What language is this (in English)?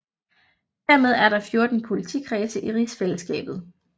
Danish